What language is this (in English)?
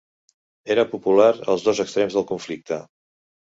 Catalan